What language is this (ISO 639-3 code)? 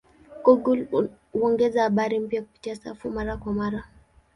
swa